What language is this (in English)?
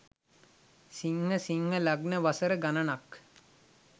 Sinhala